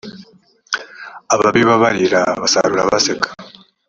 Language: Kinyarwanda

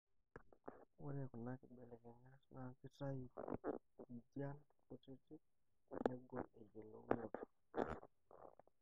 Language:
Masai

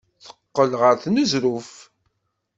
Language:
Kabyle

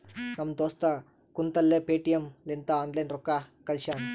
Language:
Kannada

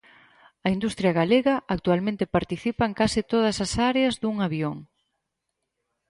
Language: Galician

